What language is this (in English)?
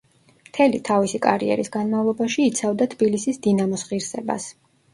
Georgian